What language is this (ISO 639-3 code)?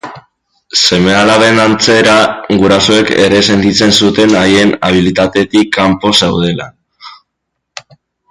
eus